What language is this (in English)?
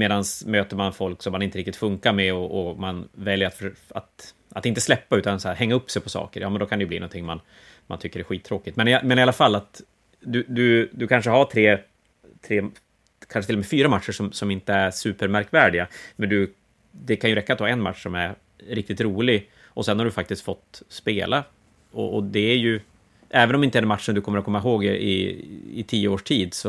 Swedish